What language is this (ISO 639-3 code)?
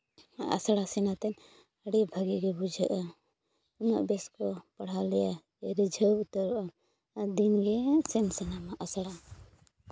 sat